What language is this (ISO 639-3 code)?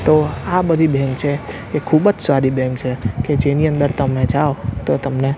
guj